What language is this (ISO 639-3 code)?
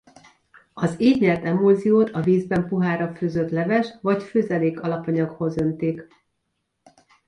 hun